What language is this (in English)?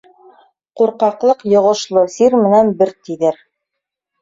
Bashkir